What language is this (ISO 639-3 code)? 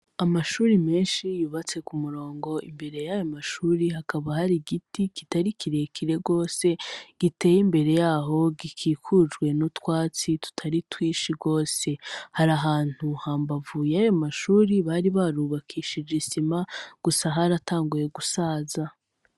run